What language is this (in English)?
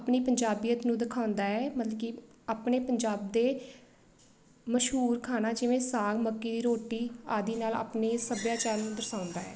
Punjabi